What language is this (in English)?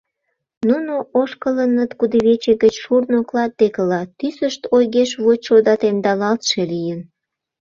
Mari